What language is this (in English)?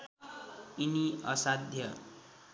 Nepali